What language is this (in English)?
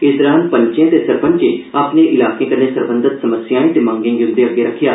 Dogri